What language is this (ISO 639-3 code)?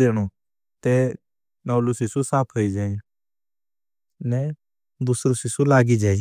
bhb